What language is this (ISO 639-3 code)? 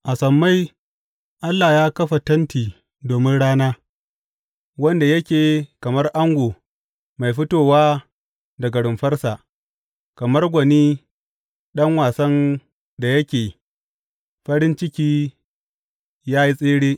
hau